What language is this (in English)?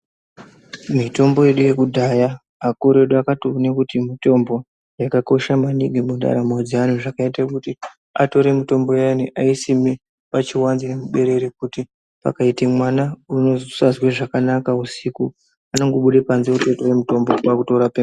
Ndau